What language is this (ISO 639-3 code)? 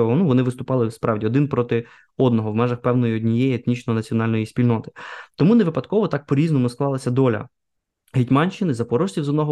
ukr